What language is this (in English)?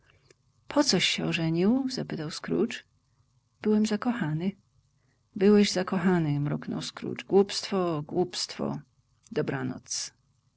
Polish